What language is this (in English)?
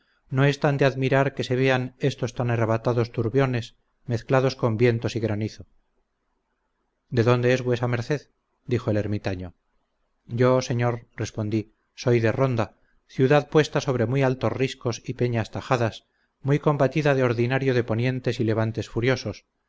Spanish